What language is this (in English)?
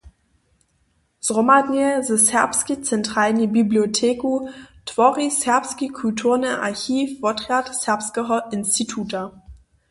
Upper Sorbian